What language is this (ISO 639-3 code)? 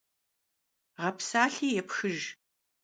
kbd